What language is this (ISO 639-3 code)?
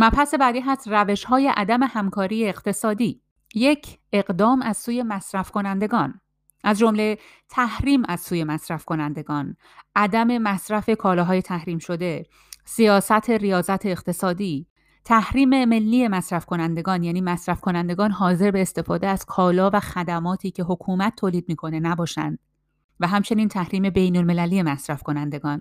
fas